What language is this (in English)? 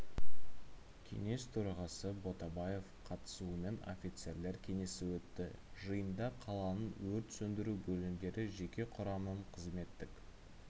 Kazakh